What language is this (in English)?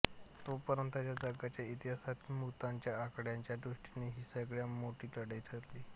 Marathi